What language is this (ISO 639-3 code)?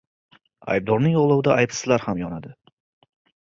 uzb